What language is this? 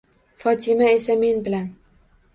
Uzbek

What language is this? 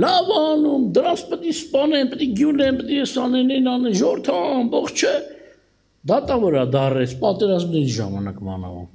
Turkish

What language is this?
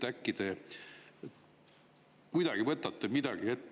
Estonian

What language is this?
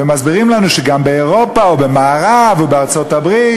Hebrew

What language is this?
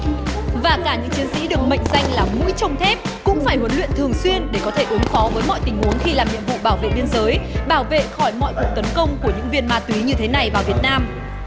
Vietnamese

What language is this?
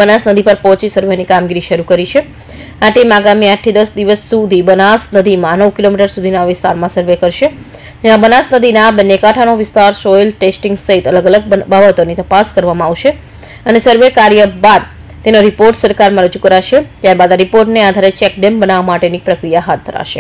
Gujarati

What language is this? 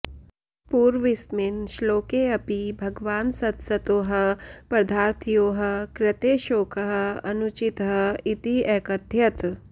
Sanskrit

